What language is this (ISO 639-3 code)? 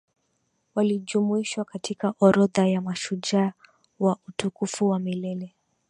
swa